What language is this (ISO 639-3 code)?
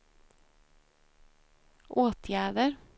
swe